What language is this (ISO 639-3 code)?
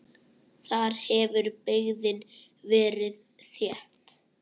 isl